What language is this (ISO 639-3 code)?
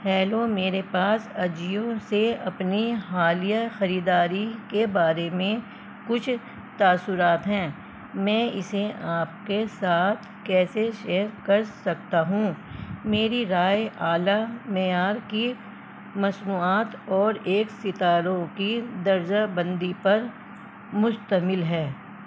urd